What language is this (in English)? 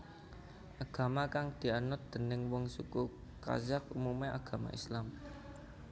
Javanese